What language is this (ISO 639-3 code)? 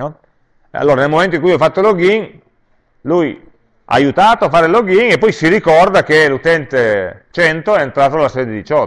ita